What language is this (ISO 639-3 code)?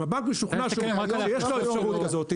heb